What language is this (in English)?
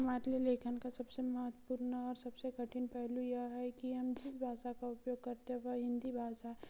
Hindi